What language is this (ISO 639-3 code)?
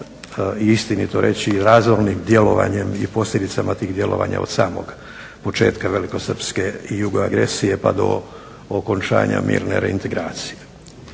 hrv